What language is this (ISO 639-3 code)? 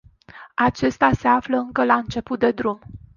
ron